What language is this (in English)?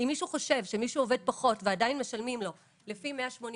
Hebrew